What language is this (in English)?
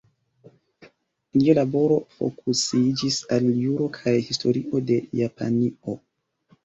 Esperanto